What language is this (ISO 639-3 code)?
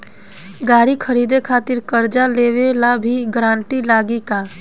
bho